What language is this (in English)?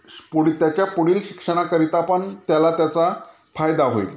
Marathi